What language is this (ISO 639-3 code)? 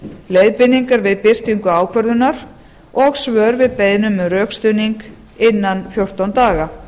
isl